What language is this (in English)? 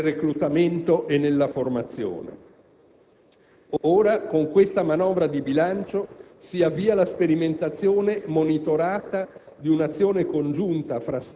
Italian